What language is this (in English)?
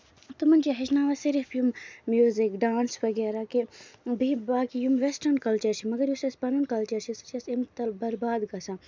Kashmiri